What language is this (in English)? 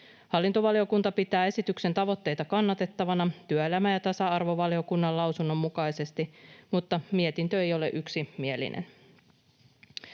Finnish